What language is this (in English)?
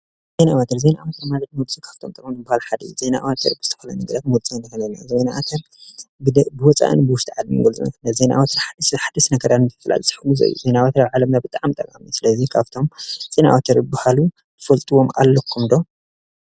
Tigrinya